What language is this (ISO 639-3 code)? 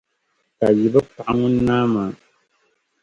dag